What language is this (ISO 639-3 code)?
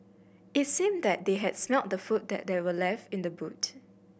eng